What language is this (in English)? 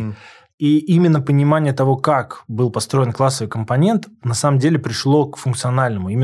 Russian